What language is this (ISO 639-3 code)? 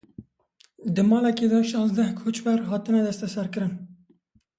kur